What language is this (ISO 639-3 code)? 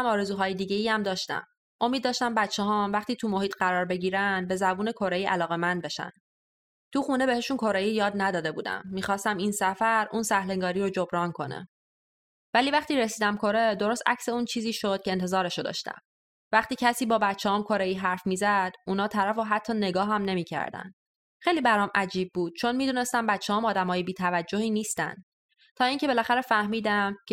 fas